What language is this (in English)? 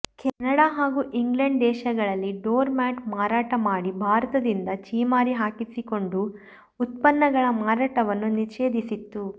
Kannada